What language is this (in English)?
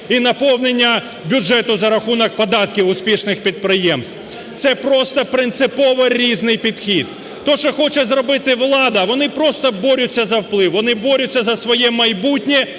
Ukrainian